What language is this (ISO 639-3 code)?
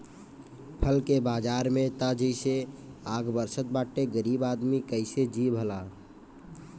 bho